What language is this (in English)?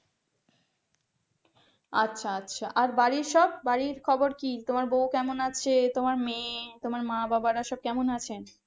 Bangla